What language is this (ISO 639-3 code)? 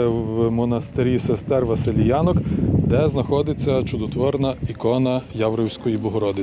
ukr